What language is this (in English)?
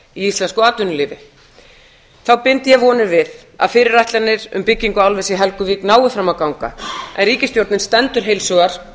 Icelandic